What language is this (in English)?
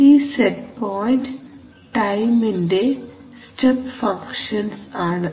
Malayalam